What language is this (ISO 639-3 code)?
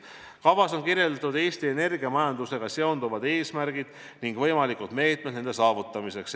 est